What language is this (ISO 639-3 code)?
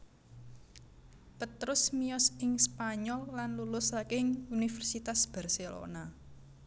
jav